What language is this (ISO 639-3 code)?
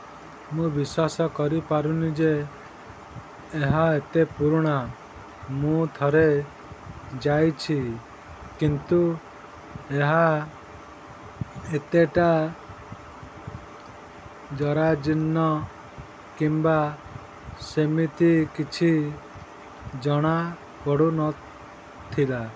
ori